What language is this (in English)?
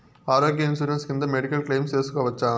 Telugu